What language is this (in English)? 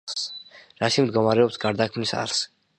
Georgian